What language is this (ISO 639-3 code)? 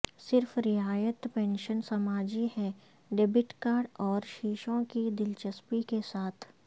urd